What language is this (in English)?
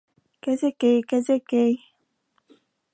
Bashkir